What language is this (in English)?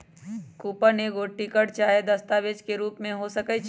Magahi